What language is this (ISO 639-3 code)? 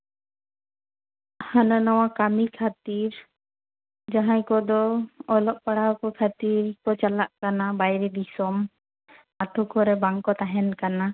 sat